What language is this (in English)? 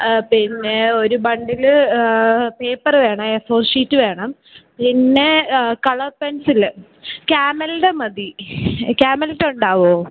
Malayalam